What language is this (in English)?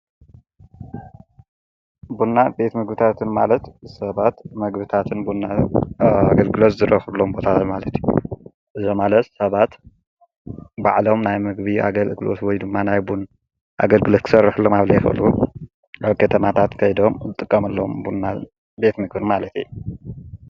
Tigrinya